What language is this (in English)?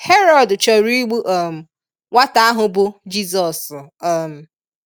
Igbo